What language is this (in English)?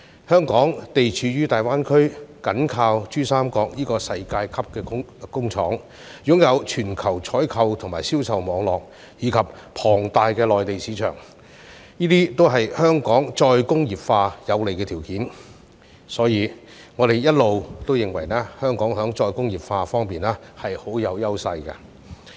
Cantonese